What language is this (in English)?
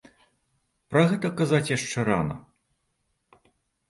Belarusian